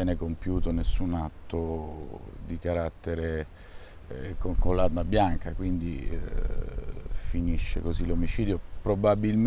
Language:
Italian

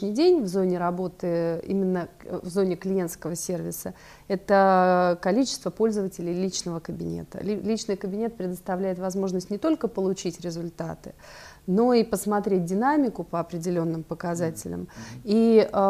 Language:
Russian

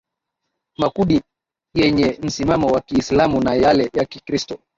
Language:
Swahili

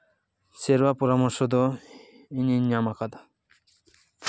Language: Santali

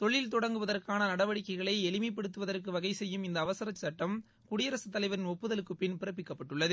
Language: Tamil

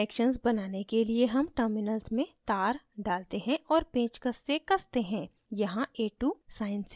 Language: Hindi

